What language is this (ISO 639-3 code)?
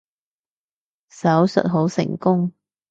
yue